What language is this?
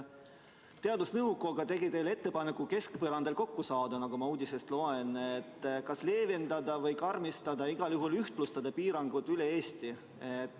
Estonian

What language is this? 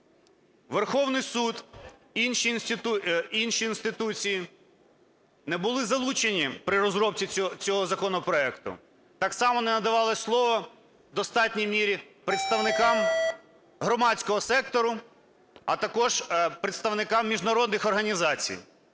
Ukrainian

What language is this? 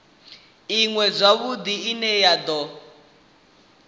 Venda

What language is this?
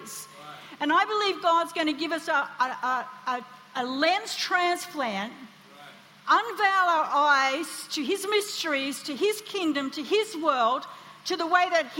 English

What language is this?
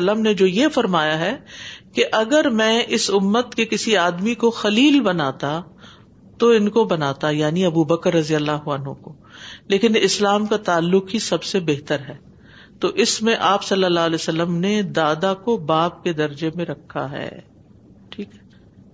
Urdu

